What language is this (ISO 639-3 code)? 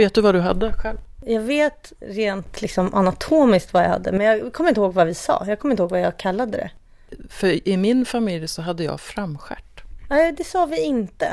swe